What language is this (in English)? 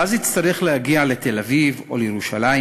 Hebrew